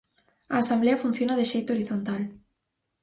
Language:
Galician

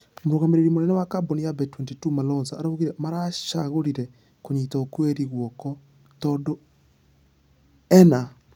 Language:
Kikuyu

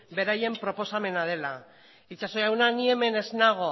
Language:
Basque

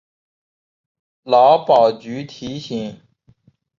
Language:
Chinese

